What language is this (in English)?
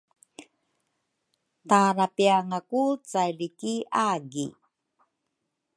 Rukai